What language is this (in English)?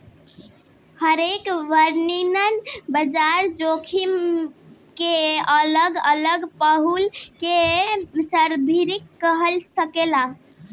Bhojpuri